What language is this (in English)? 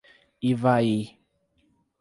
Portuguese